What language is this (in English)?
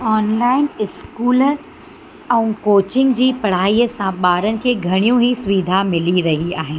Sindhi